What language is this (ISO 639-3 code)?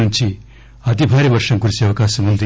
tel